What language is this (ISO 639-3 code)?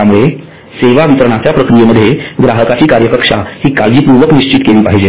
mar